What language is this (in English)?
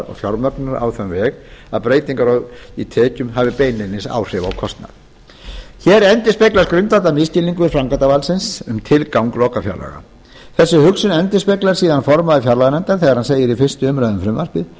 Icelandic